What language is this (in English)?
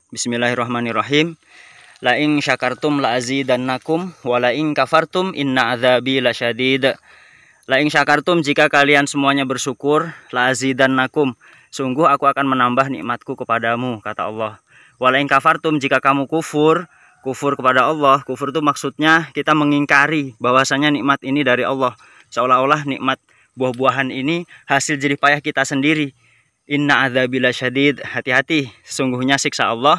Indonesian